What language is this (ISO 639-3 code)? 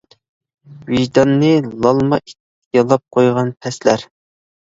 uig